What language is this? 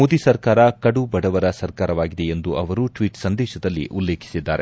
Kannada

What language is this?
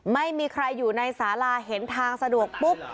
Thai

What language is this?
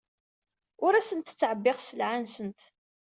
Kabyle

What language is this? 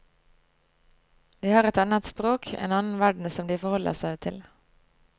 Norwegian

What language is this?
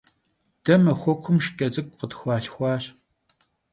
Kabardian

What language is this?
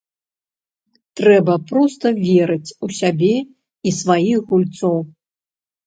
Belarusian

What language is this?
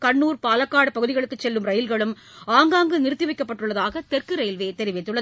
Tamil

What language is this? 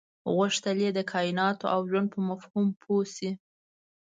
Pashto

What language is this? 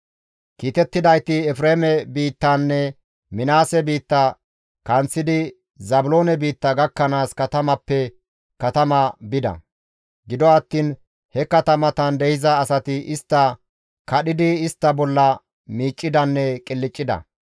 Gamo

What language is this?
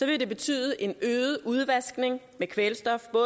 Danish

